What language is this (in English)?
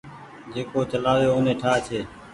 Goaria